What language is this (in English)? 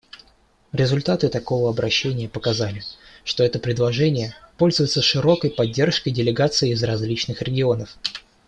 Russian